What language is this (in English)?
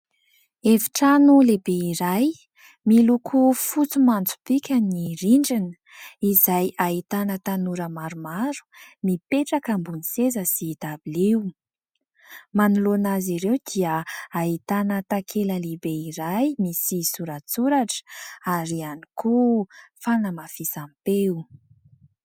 Malagasy